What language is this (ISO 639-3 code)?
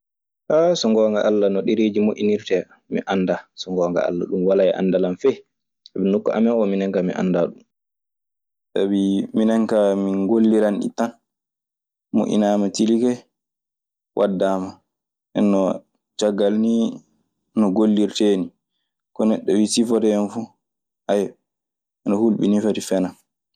ffm